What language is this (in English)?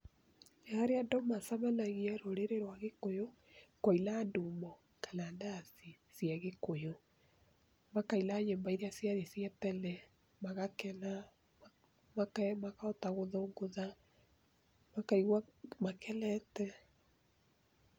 Kikuyu